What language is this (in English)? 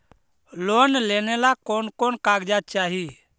Magahi